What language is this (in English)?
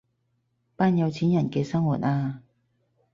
Cantonese